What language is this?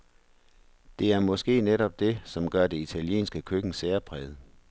Danish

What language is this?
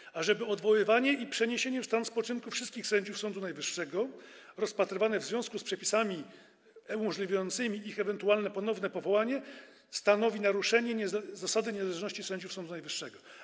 Polish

